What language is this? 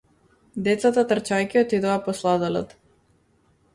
Macedonian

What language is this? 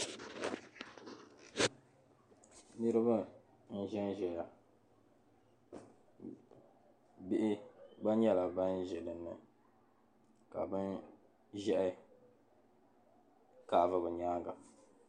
Dagbani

